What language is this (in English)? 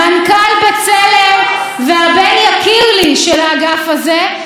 Hebrew